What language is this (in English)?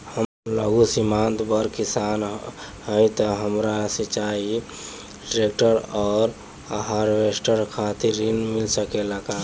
Bhojpuri